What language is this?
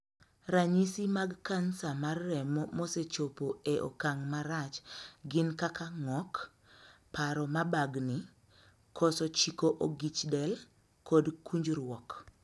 Luo (Kenya and Tanzania)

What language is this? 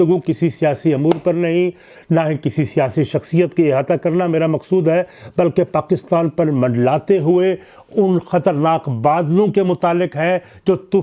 Urdu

